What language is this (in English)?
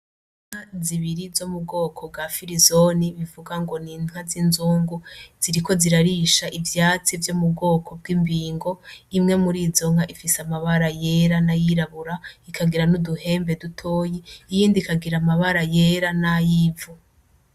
Rundi